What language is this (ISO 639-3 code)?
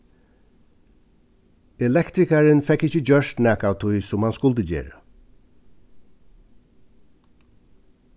fao